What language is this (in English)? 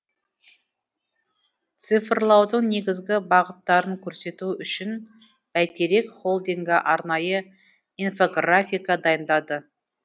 Kazakh